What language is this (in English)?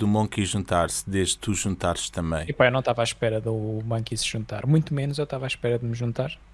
Portuguese